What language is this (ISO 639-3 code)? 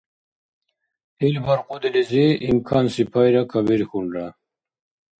dar